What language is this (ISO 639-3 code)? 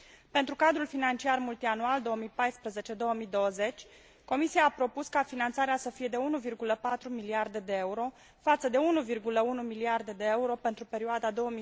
ron